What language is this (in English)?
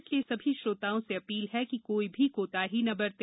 Hindi